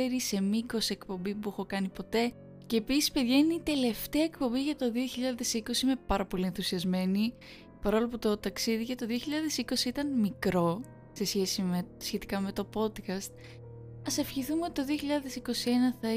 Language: Greek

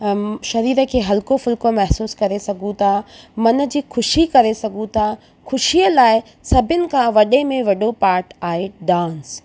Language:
Sindhi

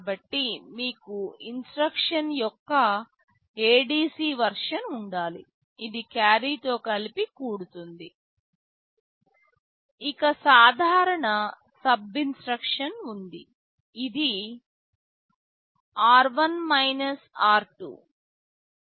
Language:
Telugu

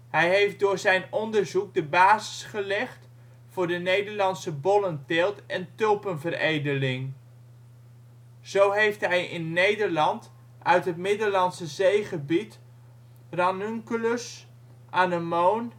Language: Dutch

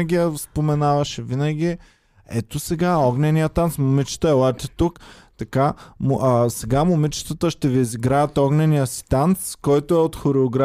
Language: Bulgarian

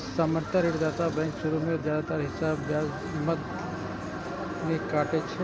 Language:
Maithili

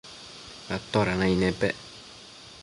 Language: Matsés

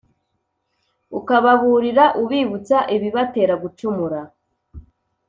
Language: Kinyarwanda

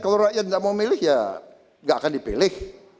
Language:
Indonesian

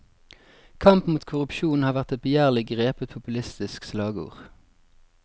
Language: Norwegian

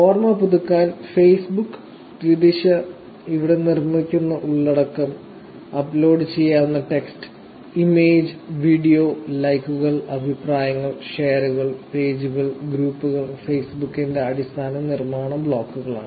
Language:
Malayalam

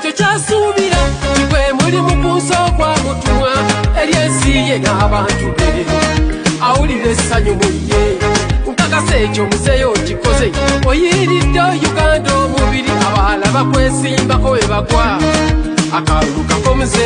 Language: Romanian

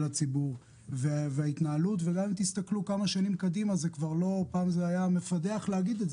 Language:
Hebrew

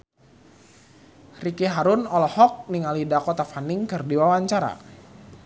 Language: Sundanese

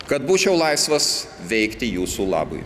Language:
Lithuanian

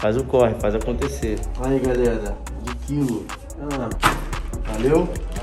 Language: Portuguese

